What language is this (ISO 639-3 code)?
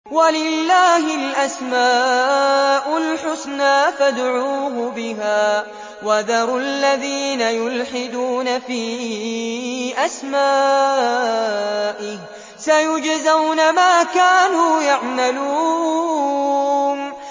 ara